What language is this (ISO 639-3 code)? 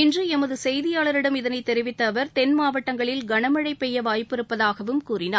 tam